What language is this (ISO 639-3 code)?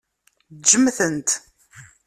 kab